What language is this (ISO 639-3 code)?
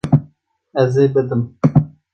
kur